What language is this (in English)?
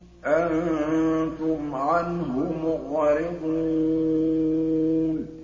Arabic